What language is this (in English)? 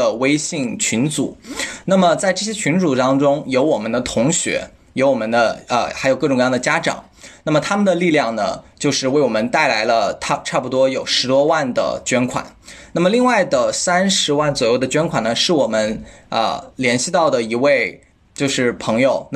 Chinese